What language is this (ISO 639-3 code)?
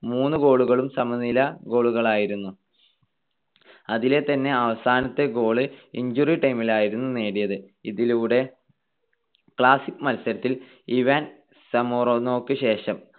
mal